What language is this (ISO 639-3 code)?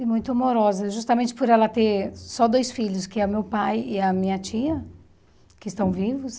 por